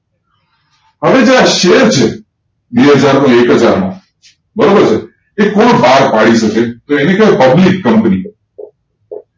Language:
Gujarati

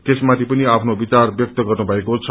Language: Nepali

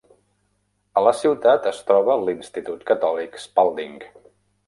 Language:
Catalan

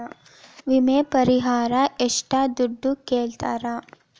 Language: Kannada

